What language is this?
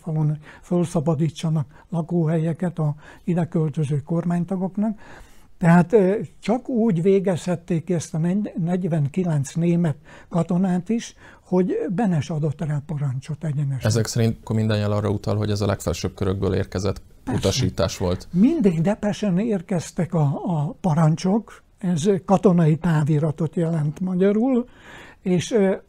Hungarian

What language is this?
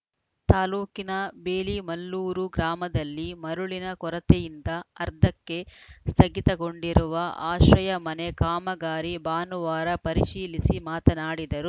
Kannada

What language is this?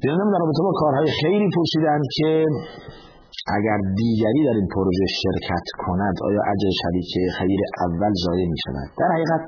Persian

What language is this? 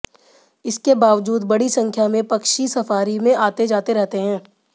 Hindi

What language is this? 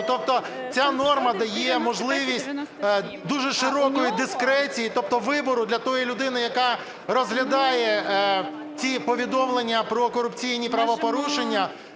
Ukrainian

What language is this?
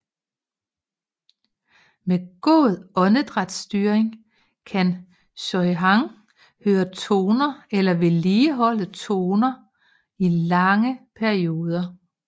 Danish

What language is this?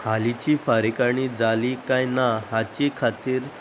Konkani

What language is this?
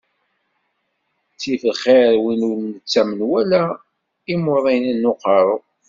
Kabyle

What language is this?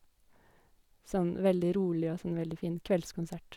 Norwegian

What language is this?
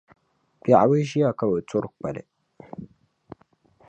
Dagbani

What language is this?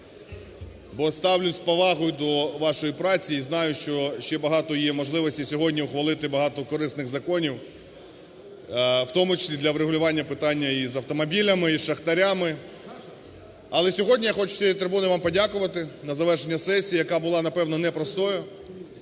Ukrainian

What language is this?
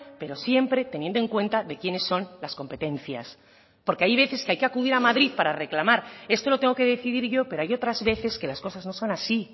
Spanish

